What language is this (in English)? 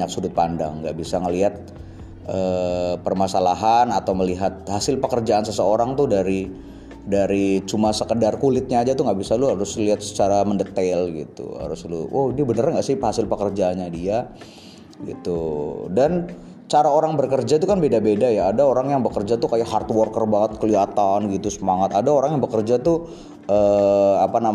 Indonesian